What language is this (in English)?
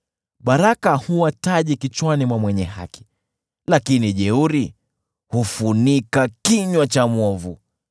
Swahili